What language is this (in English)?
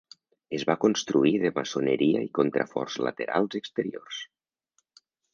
Catalan